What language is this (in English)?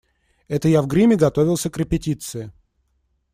Russian